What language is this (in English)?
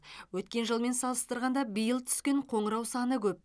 Kazakh